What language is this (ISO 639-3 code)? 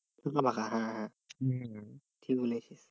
ben